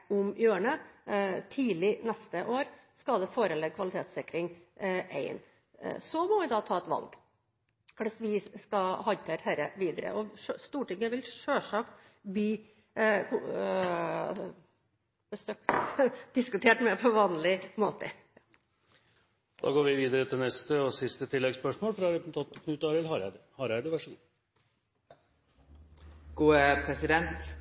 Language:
Norwegian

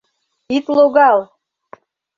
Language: Mari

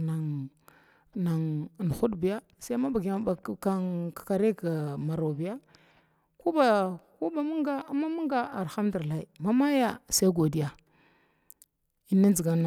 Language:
Glavda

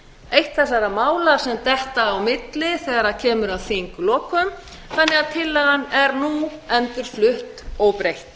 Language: Icelandic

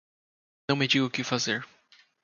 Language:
Portuguese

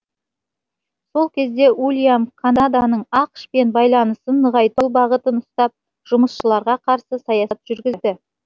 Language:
Kazakh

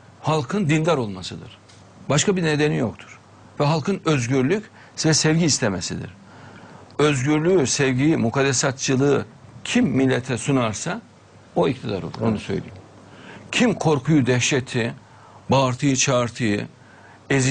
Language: Turkish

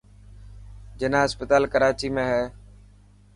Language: Dhatki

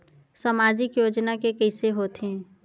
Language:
Chhattisgarhi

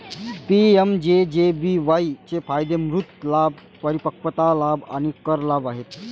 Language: Marathi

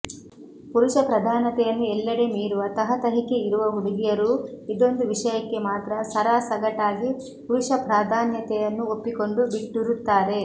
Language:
Kannada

